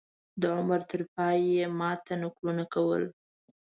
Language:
Pashto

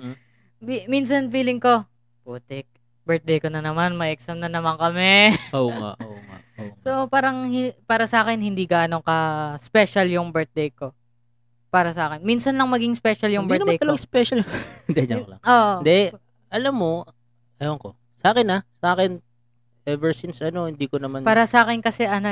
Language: Filipino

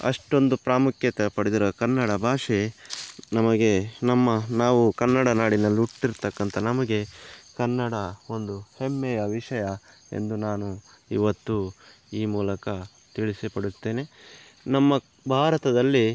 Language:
Kannada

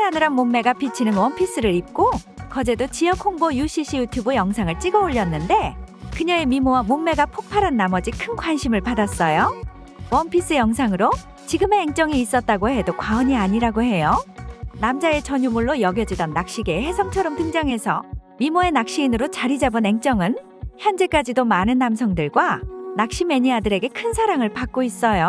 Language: Korean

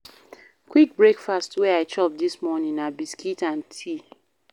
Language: Nigerian Pidgin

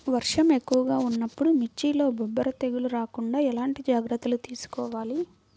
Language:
Telugu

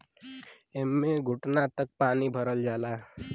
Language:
Bhojpuri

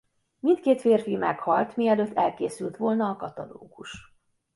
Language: Hungarian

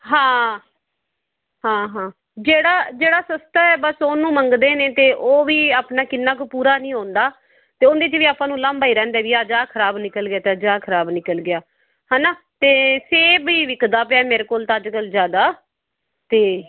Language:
Punjabi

